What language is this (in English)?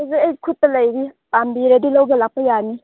Manipuri